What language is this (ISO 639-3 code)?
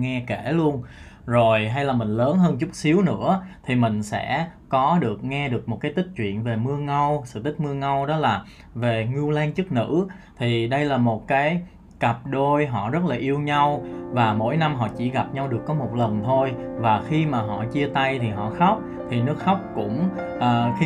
vie